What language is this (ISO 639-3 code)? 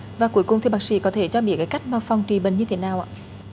vie